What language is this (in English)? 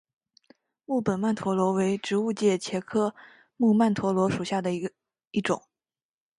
Chinese